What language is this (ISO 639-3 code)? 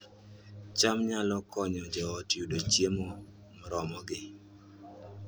luo